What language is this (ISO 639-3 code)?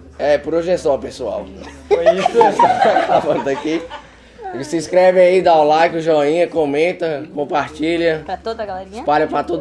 por